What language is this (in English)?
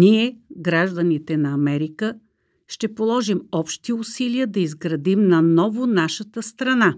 Bulgarian